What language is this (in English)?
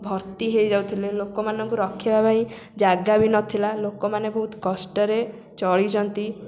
Odia